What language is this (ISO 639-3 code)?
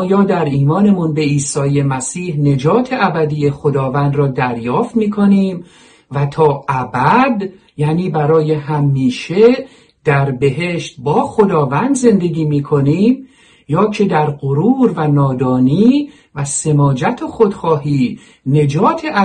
fas